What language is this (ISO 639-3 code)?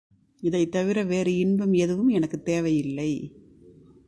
tam